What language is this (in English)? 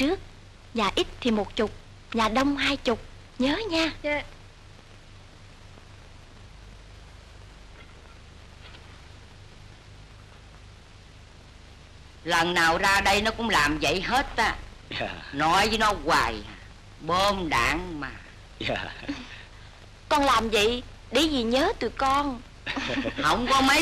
Vietnamese